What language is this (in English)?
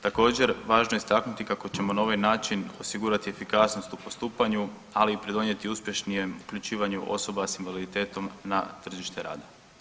Croatian